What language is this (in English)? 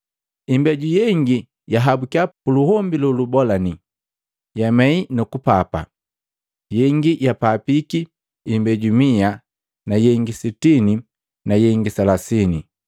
Matengo